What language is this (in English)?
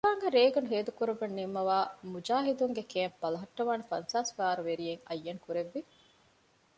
Divehi